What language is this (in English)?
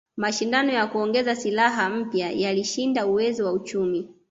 Swahili